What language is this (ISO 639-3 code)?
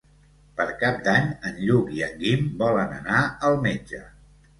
cat